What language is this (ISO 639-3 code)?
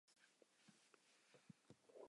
zho